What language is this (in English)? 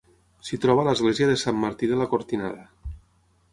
Catalan